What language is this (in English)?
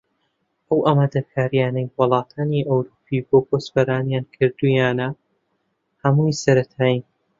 Central Kurdish